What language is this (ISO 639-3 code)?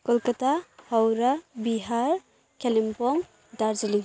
nep